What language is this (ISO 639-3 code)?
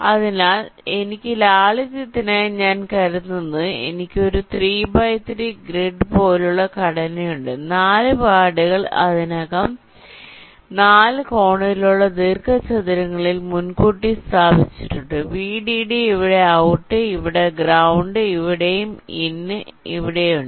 mal